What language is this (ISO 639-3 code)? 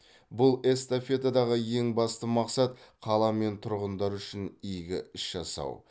kaz